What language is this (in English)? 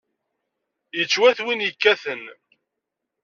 Kabyle